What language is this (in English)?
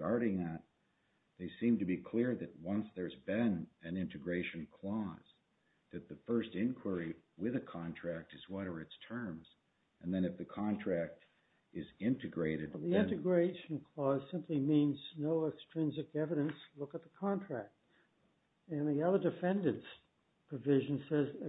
English